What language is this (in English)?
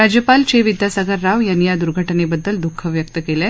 Marathi